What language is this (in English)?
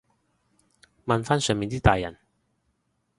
Cantonese